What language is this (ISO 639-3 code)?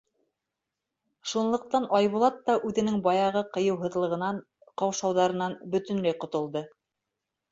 bak